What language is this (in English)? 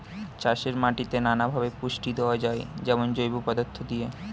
Bangla